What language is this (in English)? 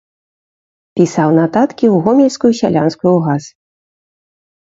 Belarusian